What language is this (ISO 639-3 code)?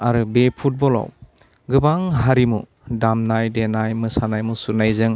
brx